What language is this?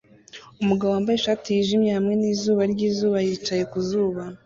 Kinyarwanda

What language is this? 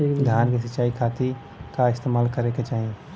Bhojpuri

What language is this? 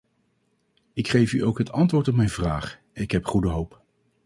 Dutch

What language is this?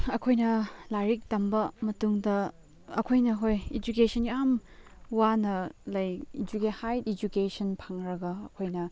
Manipuri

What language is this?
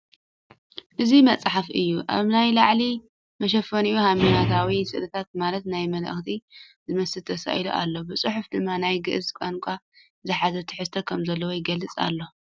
Tigrinya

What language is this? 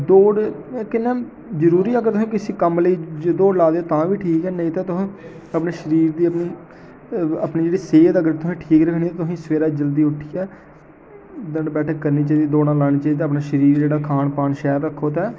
Dogri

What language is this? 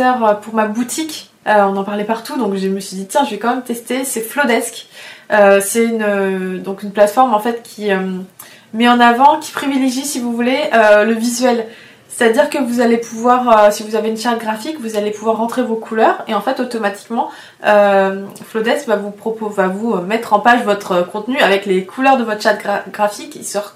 French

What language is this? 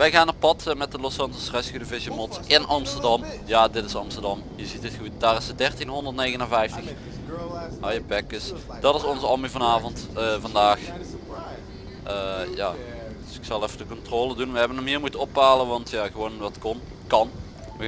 Dutch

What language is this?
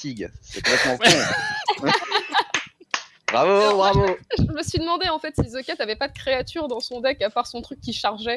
French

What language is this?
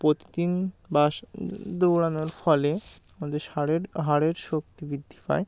Bangla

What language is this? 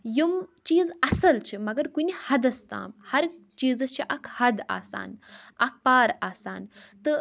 Kashmiri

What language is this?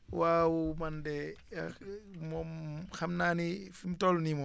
Wolof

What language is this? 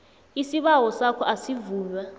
South Ndebele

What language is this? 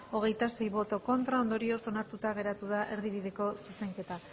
Basque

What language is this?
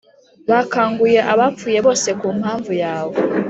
Kinyarwanda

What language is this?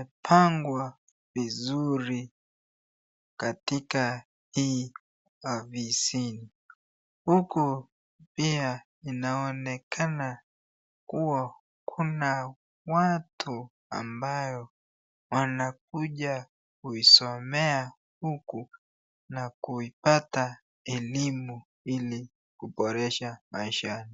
Swahili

